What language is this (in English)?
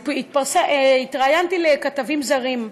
Hebrew